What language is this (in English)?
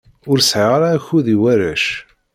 Kabyle